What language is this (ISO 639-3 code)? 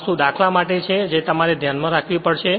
guj